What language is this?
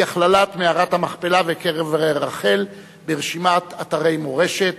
Hebrew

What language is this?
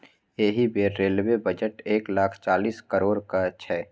Maithili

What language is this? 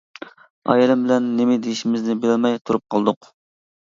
Uyghur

